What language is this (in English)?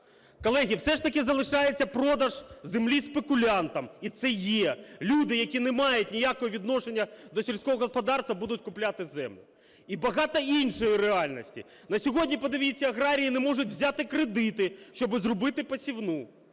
Ukrainian